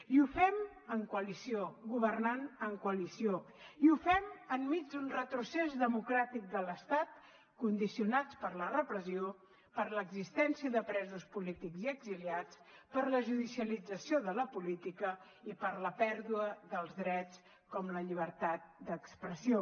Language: Catalan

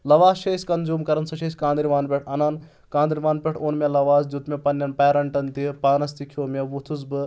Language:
Kashmiri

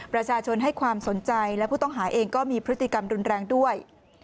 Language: Thai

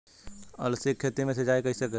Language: Bhojpuri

